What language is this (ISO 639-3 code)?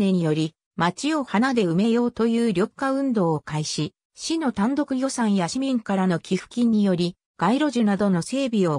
jpn